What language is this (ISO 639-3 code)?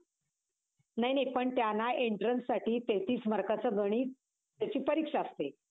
mar